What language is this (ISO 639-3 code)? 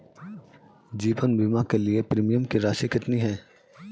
hin